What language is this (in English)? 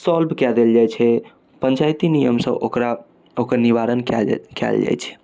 Maithili